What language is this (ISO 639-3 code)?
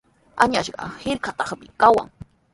qws